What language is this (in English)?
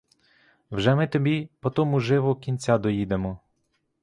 Ukrainian